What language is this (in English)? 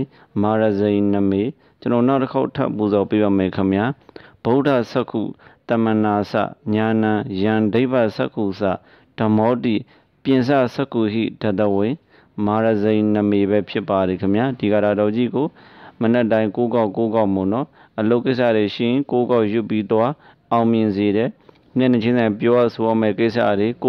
Romanian